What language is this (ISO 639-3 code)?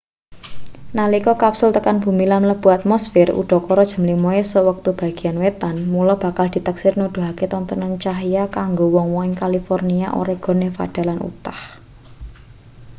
jav